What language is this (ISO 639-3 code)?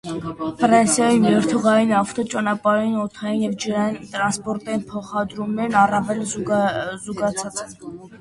hye